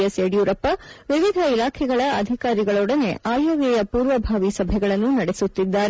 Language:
Kannada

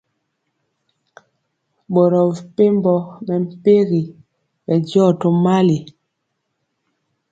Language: Mpiemo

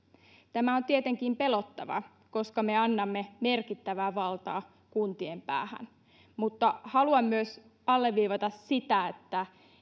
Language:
Finnish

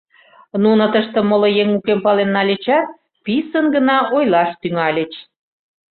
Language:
Mari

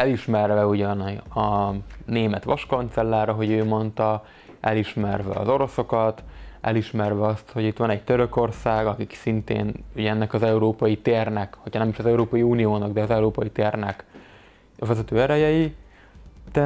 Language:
Hungarian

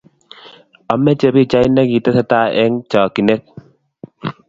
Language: Kalenjin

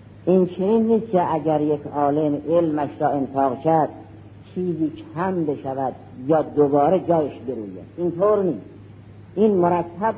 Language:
Persian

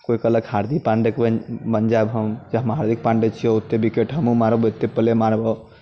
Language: Maithili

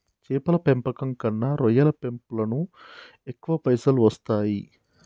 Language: Telugu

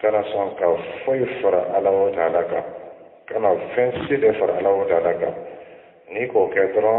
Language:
Arabic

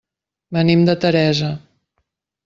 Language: Catalan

